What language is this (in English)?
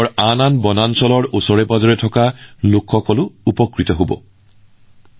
Assamese